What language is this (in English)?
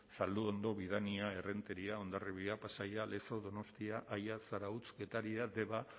Basque